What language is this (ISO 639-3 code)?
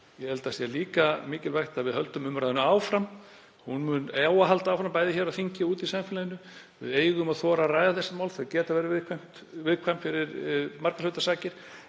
isl